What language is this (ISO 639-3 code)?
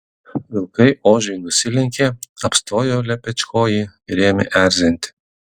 lit